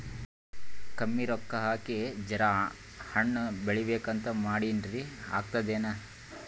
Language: Kannada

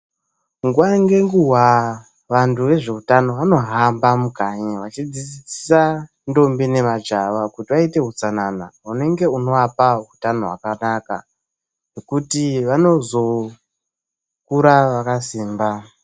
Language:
Ndau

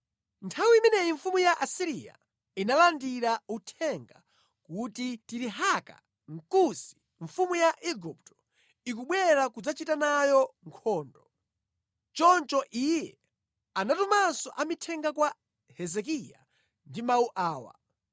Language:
Nyanja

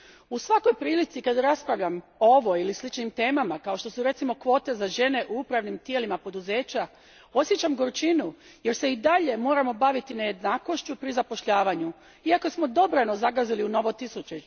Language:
Croatian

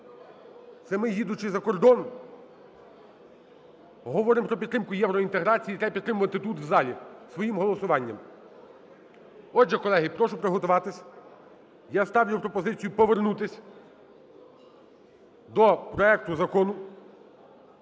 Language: Ukrainian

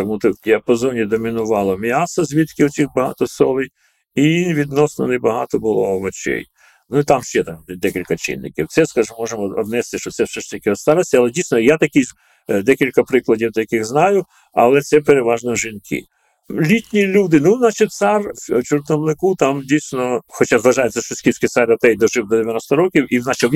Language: Ukrainian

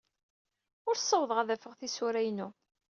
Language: Kabyle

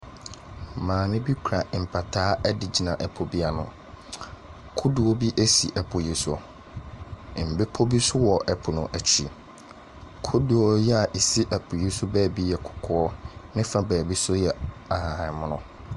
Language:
Akan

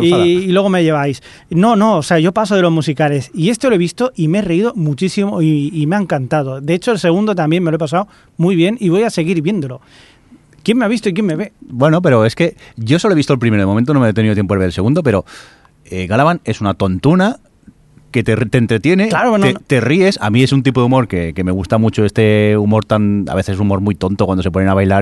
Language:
Spanish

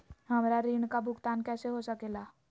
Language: Magahi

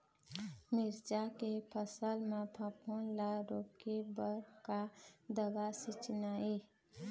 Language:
Chhattisgarhi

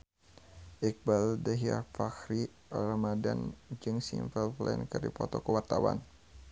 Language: Sundanese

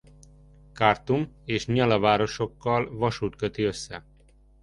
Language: Hungarian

